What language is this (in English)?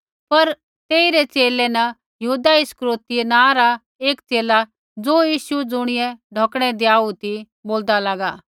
Kullu Pahari